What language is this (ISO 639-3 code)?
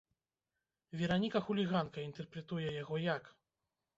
bel